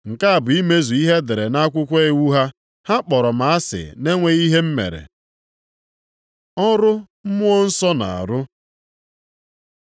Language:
Igbo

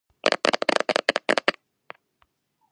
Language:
Georgian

